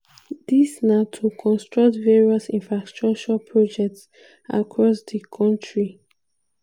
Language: Nigerian Pidgin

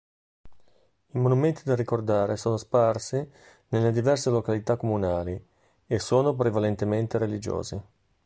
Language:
Italian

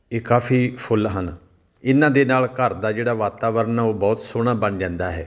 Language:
Punjabi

